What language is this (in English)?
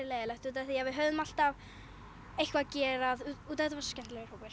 Icelandic